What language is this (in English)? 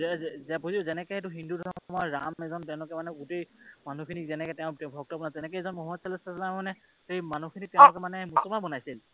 Assamese